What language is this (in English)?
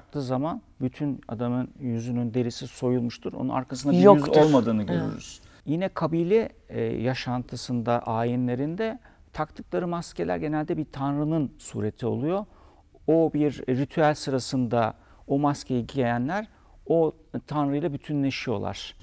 Turkish